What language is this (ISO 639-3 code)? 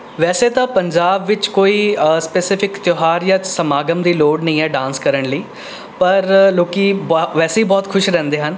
pan